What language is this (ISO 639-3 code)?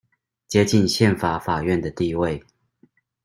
zho